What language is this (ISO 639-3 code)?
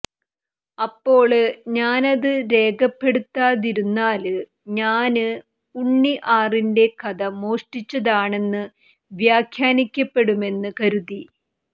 mal